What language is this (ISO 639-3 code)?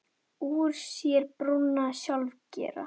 isl